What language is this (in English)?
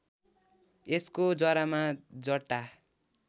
Nepali